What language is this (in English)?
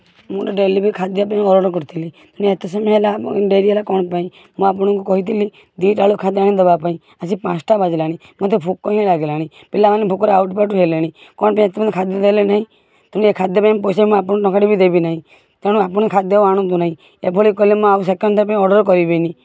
Odia